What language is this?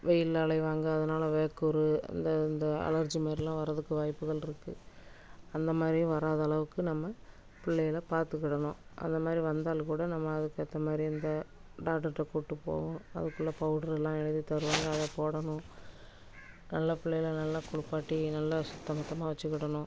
Tamil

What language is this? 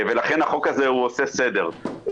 Hebrew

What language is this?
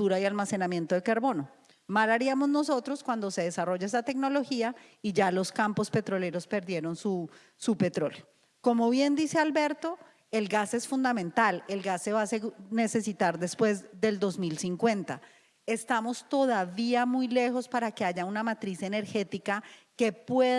Spanish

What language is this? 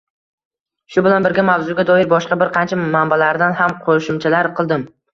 Uzbek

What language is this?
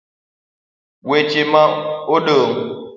Luo (Kenya and Tanzania)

